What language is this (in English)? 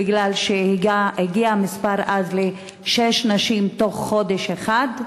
Hebrew